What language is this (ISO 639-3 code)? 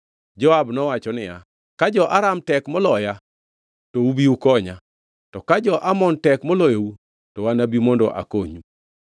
luo